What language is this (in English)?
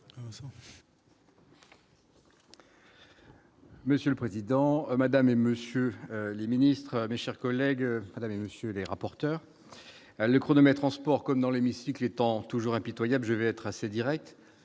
French